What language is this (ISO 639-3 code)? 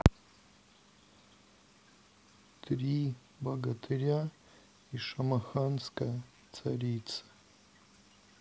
rus